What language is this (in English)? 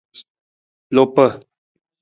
Nawdm